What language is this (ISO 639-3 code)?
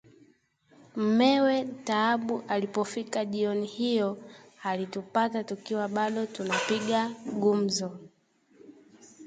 swa